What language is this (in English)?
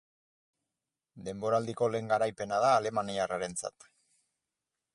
Basque